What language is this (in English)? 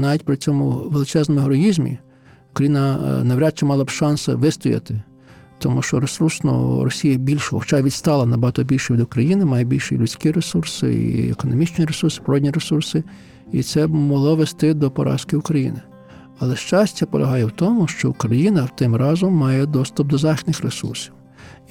Ukrainian